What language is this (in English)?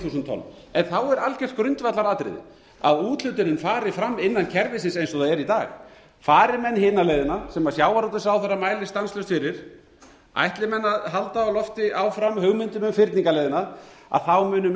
Icelandic